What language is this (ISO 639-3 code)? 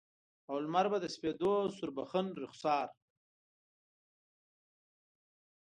pus